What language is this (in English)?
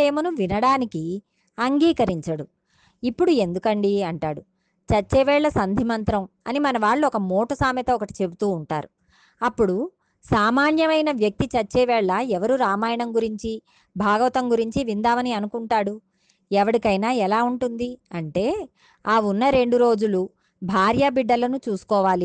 Telugu